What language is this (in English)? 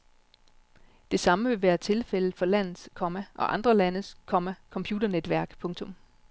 Danish